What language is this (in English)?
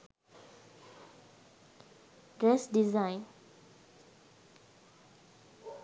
Sinhala